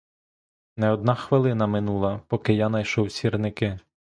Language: Ukrainian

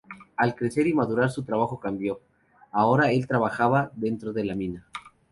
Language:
Spanish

